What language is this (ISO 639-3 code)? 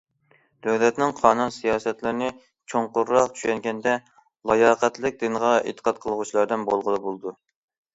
uig